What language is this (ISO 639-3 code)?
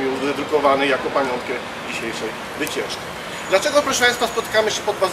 pol